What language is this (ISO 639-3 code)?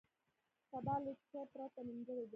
pus